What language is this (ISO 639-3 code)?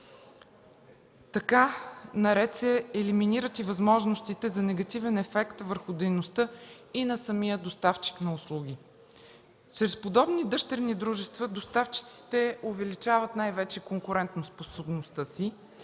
bul